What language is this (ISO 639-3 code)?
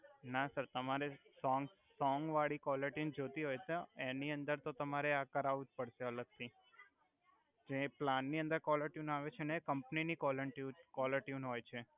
guj